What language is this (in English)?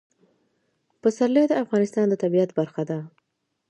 Pashto